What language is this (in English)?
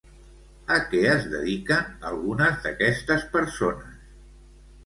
Catalan